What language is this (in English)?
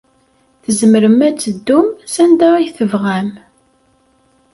Kabyle